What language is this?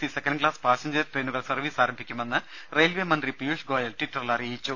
Malayalam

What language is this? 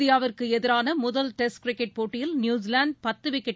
Tamil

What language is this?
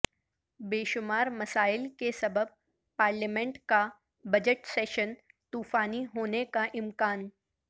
Urdu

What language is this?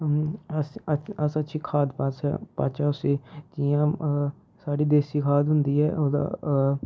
Dogri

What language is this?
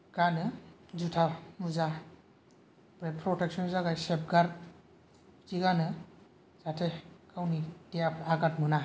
Bodo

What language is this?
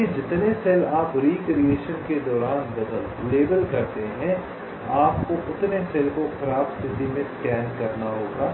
Hindi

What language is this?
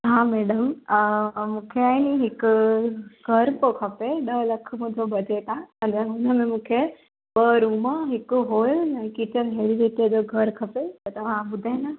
Sindhi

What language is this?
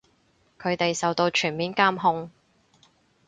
Cantonese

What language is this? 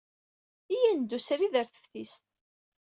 Kabyle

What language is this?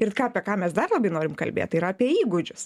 Lithuanian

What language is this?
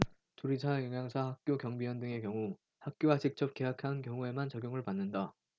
Korean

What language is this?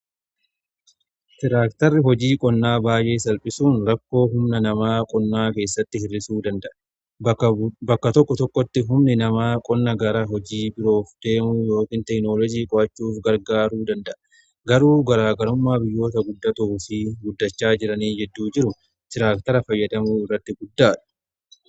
Oromo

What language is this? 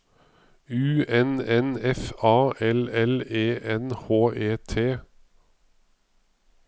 Norwegian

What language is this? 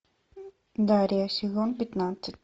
Russian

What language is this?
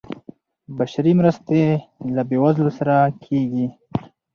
Pashto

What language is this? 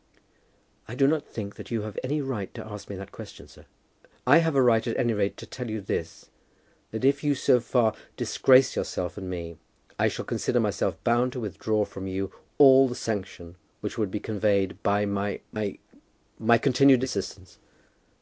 English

